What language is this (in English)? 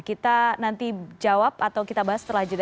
Indonesian